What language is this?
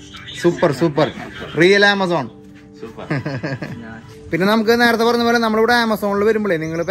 Indonesian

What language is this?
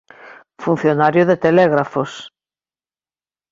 Galician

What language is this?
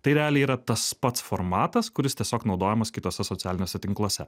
Lithuanian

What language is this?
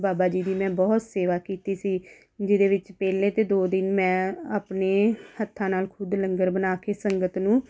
Punjabi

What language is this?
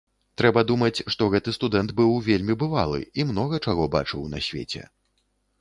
Belarusian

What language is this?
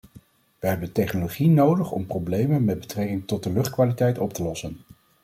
Dutch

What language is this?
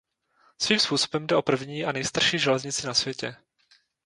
Czech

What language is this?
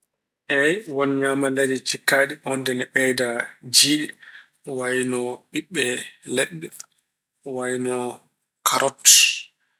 Fula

